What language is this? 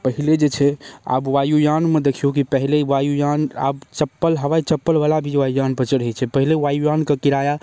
Maithili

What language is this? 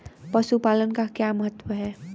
Hindi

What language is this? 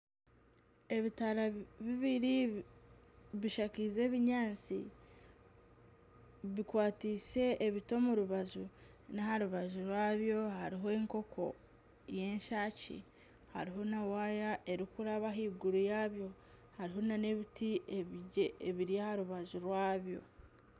Nyankole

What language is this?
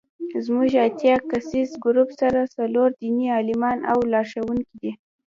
Pashto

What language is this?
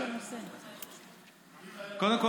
Hebrew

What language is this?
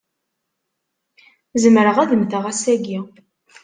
Kabyle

